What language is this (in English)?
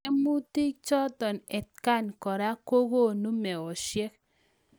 Kalenjin